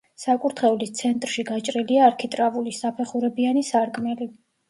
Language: Georgian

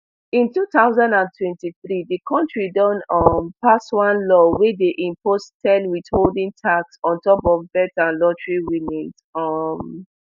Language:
Nigerian Pidgin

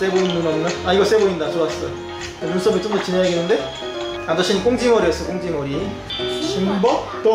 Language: Korean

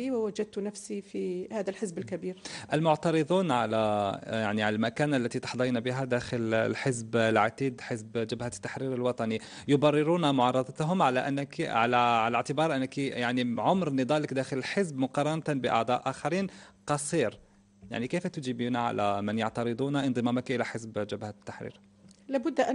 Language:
Arabic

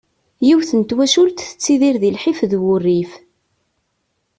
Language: Kabyle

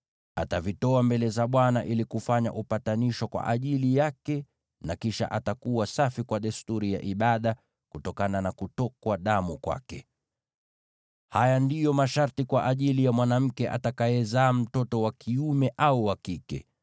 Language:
Swahili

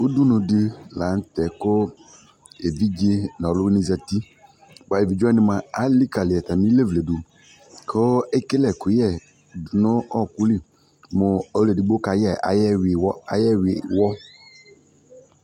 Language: Ikposo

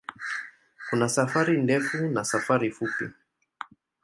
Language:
Swahili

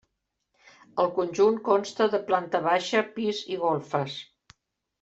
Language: Catalan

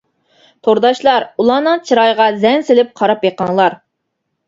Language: Uyghur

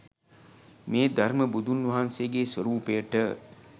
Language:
Sinhala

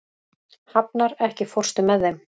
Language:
Icelandic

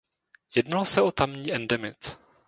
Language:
Czech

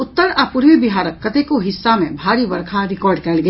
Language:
Maithili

